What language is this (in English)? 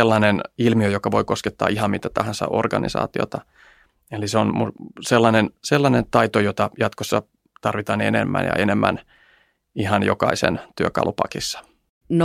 Finnish